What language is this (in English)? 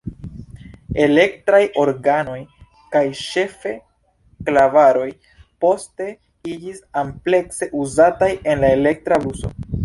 Esperanto